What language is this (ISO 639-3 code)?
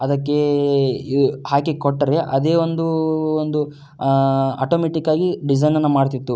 kan